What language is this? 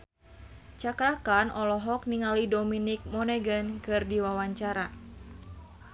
Sundanese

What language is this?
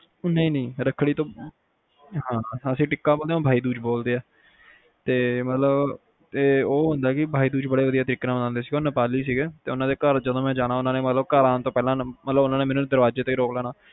Punjabi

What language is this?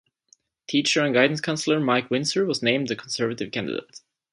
English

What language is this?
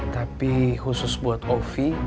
Indonesian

